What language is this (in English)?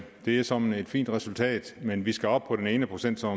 Danish